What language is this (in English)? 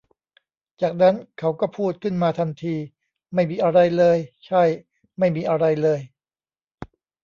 Thai